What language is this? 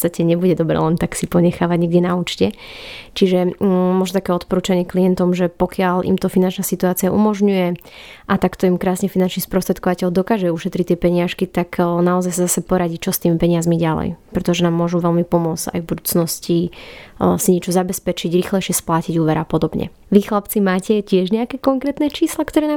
Slovak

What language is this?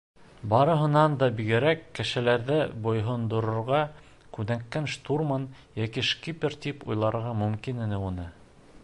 Bashkir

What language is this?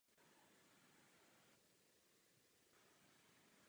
Czech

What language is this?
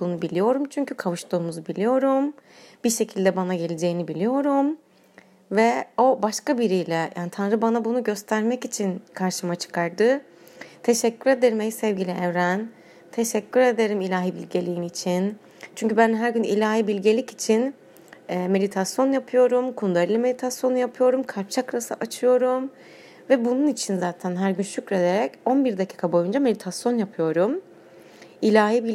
Turkish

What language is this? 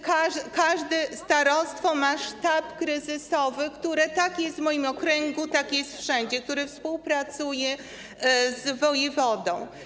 Polish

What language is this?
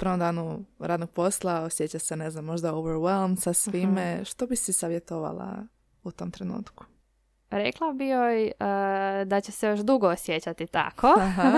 Croatian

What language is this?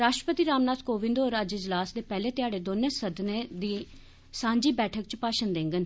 Dogri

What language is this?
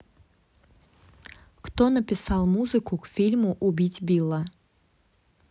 Russian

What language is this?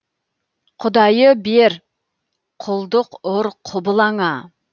Kazakh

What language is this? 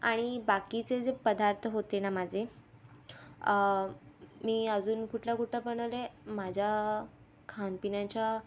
Marathi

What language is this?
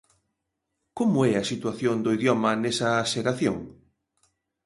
Galician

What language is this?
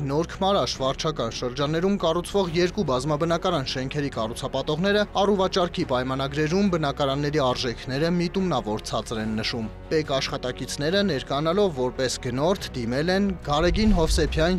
Turkish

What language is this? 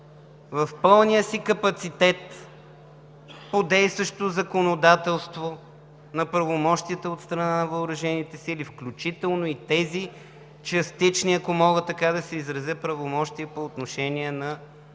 Bulgarian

